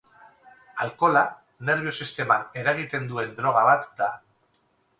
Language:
Basque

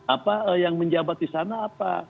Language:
Indonesian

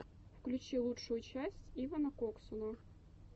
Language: Russian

